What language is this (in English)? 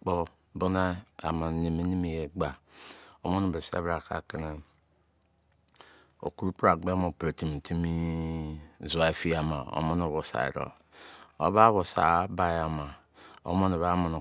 Izon